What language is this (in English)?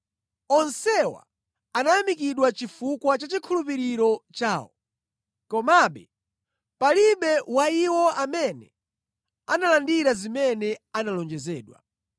Nyanja